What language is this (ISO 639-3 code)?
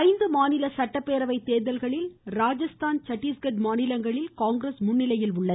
tam